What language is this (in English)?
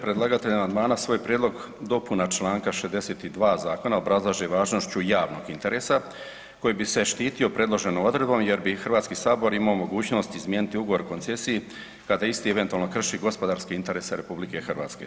Croatian